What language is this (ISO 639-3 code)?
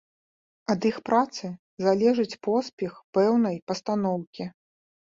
bel